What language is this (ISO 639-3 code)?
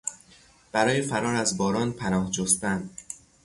fas